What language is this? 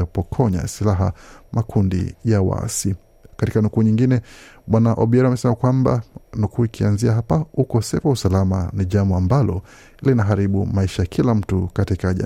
Swahili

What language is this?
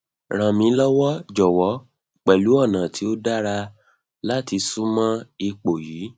Yoruba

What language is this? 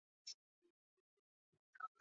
Chinese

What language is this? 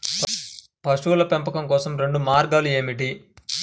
Telugu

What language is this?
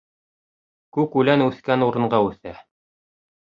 Bashkir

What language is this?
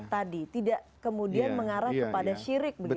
Indonesian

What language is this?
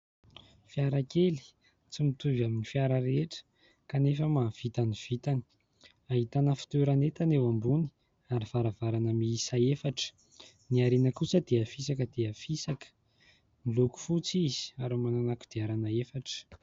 Malagasy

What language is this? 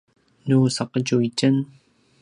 Paiwan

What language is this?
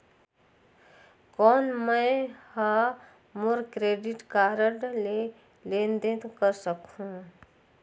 Chhattisgarhi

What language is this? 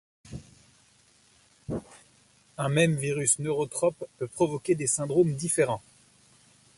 French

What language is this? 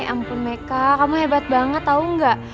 Indonesian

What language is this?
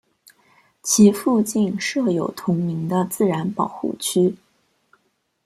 Chinese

